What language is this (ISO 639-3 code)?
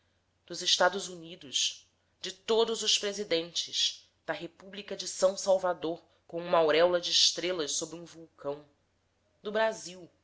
por